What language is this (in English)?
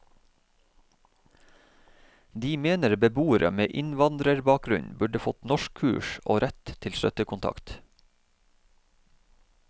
Norwegian